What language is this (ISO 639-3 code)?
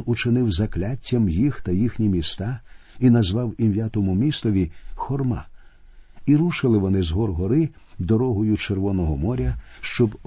ukr